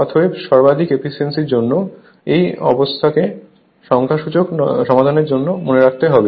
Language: Bangla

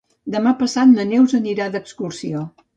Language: Catalan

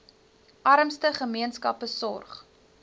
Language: Afrikaans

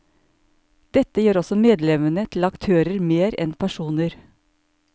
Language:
Norwegian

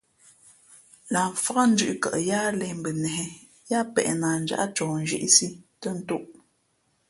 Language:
Fe'fe'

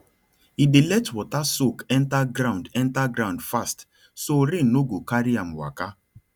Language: Nigerian Pidgin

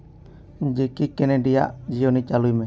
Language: Santali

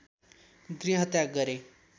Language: Nepali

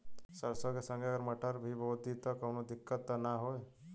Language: Bhojpuri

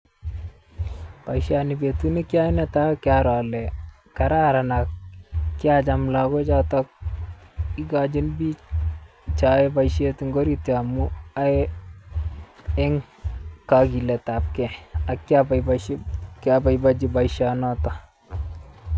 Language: Kalenjin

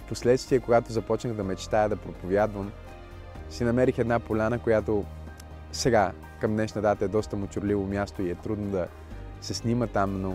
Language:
Bulgarian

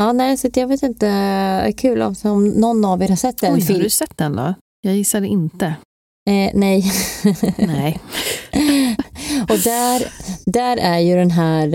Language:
Swedish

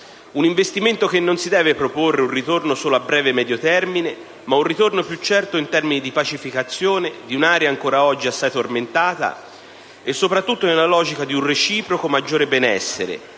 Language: Italian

